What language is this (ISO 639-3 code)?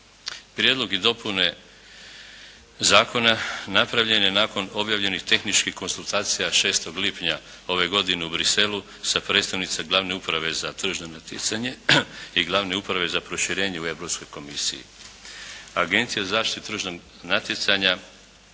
hrv